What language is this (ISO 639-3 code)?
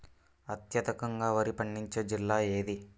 tel